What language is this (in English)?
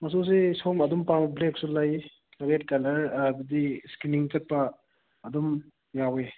Manipuri